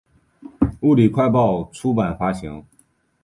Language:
Chinese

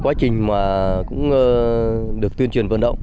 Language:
Vietnamese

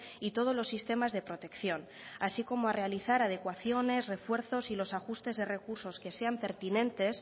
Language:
Spanish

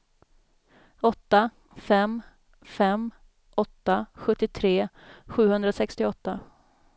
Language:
Swedish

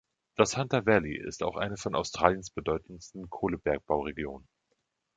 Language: German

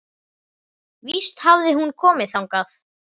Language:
Icelandic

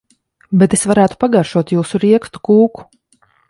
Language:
Latvian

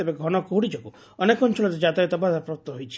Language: Odia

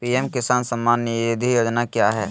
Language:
Magahi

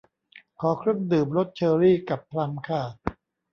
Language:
Thai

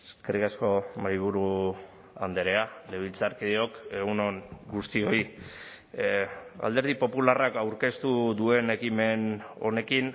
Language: Basque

